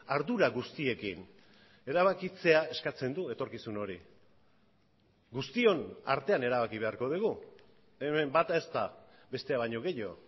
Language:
Basque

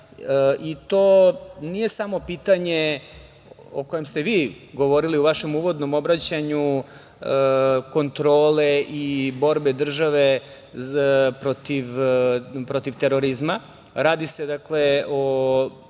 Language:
Serbian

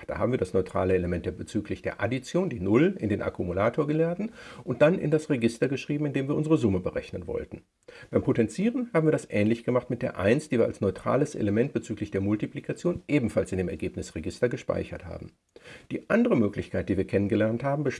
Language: German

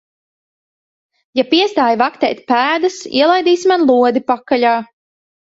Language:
Latvian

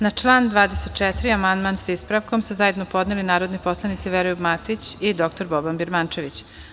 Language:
Serbian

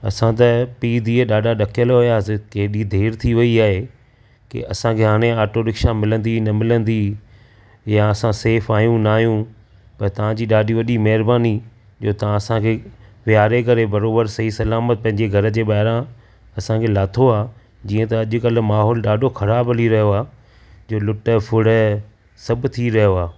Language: Sindhi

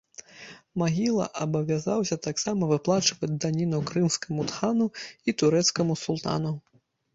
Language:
Belarusian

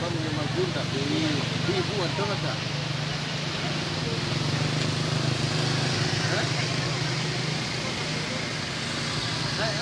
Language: Indonesian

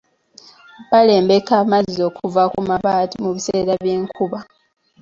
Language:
Ganda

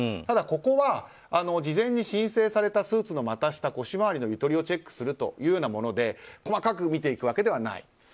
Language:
Japanese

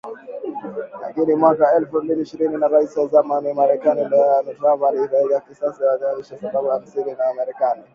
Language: Swahili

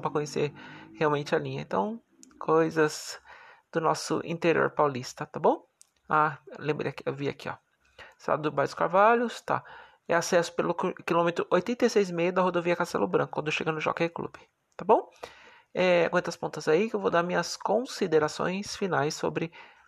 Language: Portuguese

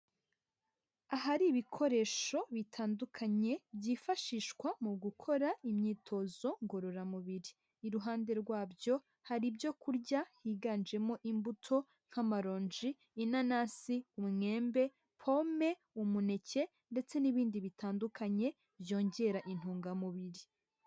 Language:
Kinyarwanda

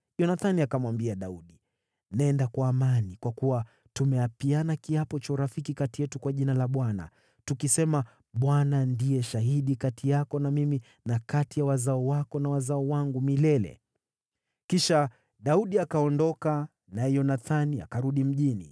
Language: Swahili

